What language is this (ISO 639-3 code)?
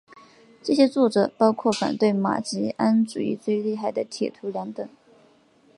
zho